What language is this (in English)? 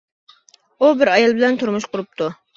Uyghur